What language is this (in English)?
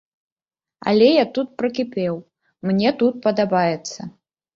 Belarusian